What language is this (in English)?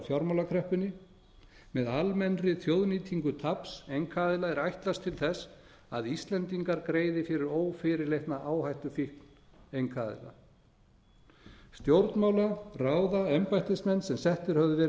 Icelandic